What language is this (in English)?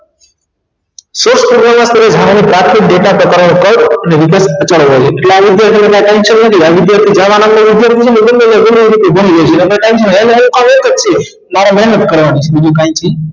Gujarati